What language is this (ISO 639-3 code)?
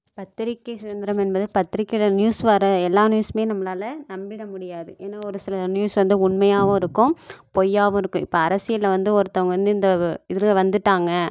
tam